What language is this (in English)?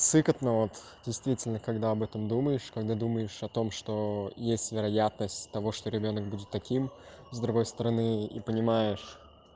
Russian